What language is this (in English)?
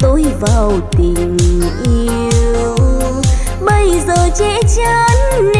Vietnamese